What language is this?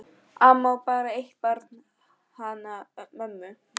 Icelandic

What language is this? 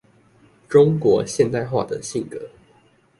Chinese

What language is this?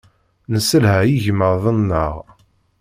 Kabyle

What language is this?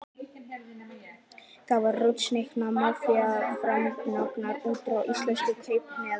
Icelandic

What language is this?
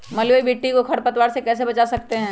Magahi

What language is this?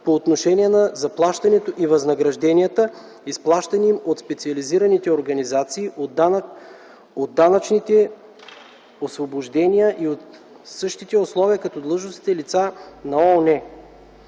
Bulgarian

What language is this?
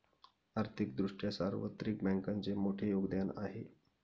Marathi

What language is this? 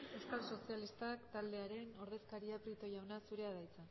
Basque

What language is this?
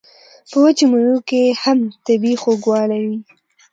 Pashto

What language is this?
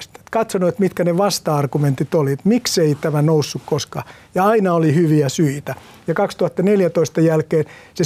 Finnish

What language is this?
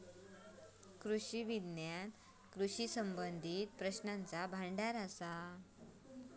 Marathi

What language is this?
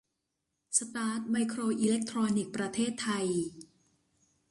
Thai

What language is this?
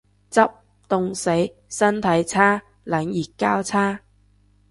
Cantonese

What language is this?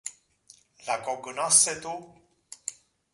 Interlingua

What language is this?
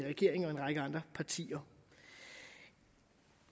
Danish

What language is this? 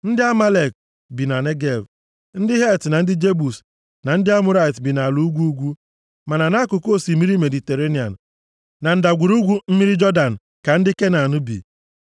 Igbo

